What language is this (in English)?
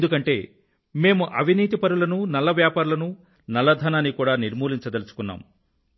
Telugu